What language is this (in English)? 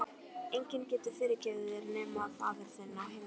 Icelandic